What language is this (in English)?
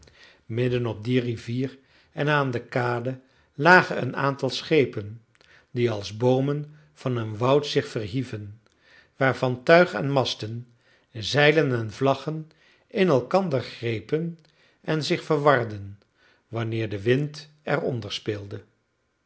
Dutch